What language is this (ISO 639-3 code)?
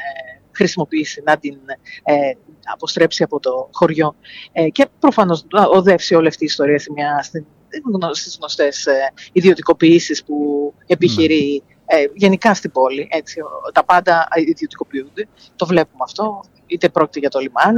ell